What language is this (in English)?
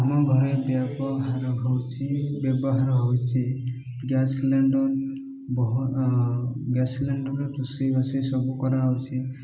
Odia